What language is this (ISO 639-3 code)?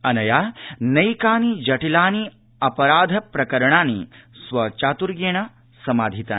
san